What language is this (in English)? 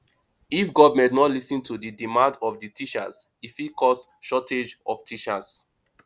Nigerian Pidgin